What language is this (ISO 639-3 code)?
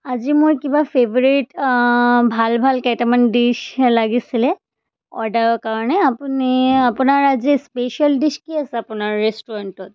asm